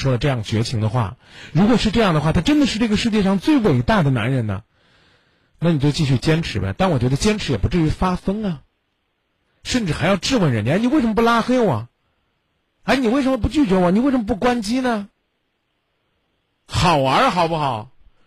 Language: Chinese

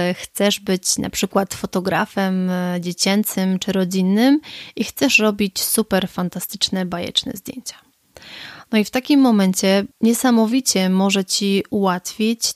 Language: Polish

